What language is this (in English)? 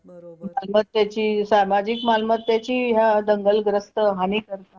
Marathi